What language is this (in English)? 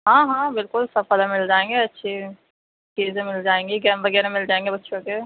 Urdu